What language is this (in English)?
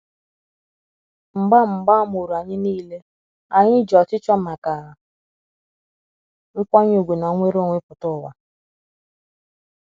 Igbo